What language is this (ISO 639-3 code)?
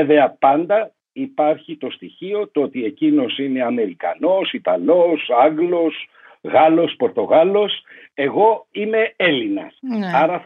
ell